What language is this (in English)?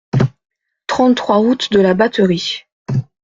French